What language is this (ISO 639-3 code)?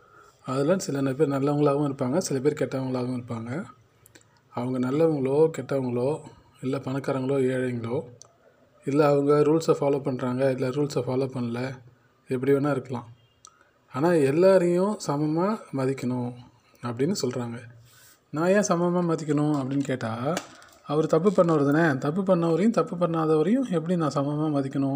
tam